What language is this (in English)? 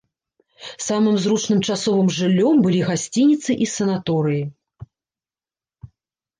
Belarusian